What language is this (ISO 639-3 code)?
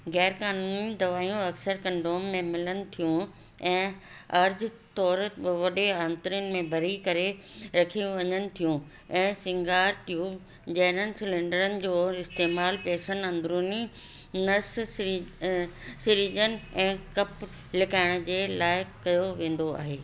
snd